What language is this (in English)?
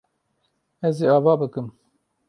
Kurdish